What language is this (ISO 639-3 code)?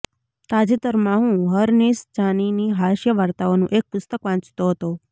guj